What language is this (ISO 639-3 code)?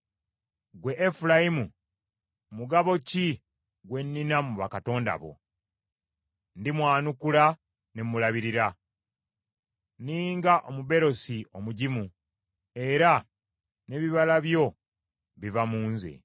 lug